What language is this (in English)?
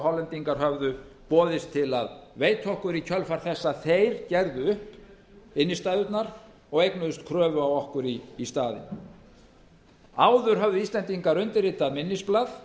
Icelandic